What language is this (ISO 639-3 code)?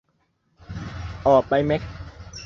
tha